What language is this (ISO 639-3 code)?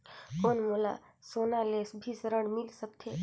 hne